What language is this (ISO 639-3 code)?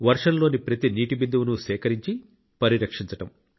tel